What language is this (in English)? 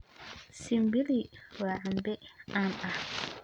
Somali